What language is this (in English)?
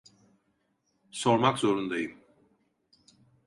Turkish